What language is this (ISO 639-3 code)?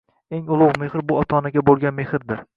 uzb